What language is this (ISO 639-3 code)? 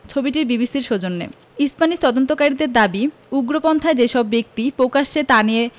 ben